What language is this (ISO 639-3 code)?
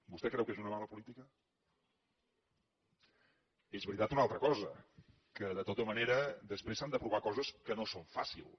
cat